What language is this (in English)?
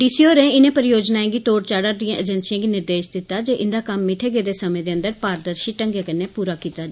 Dogri